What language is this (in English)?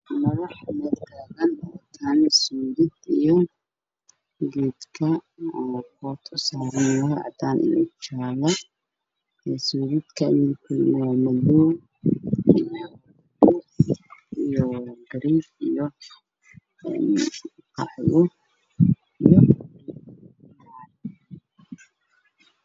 Somali